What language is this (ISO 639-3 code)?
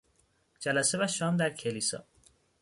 fas